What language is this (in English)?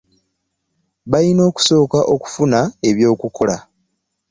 Ganda